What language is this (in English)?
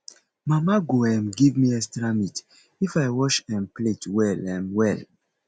Nigerian Pidgin